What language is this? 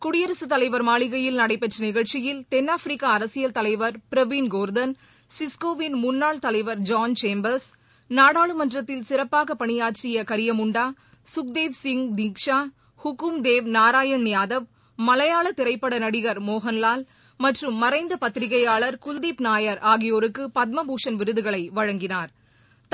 Tamil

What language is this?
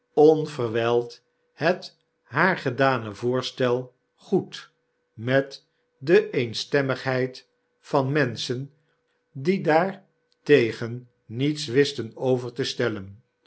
Dutch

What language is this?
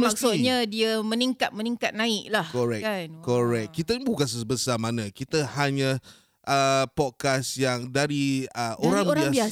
Malay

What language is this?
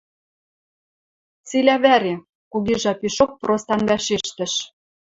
Western Mari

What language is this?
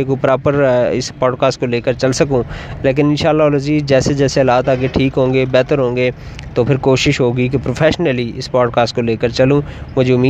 Urdu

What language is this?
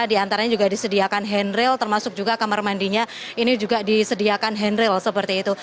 Indonesian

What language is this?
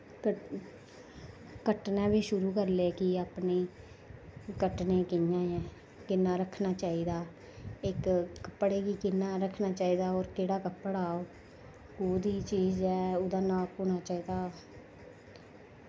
Dogri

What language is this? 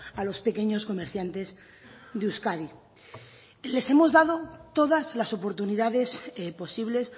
Spanish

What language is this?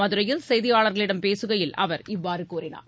Tamil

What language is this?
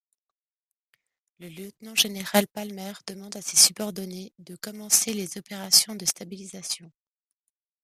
French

